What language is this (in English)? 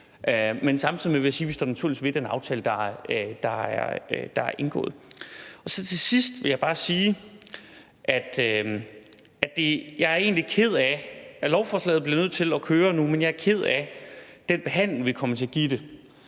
Danish